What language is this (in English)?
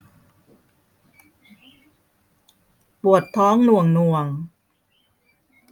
Thai